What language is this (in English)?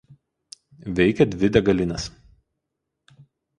Lithuanian